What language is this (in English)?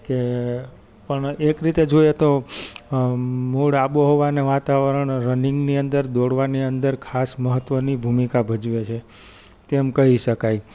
Gujarati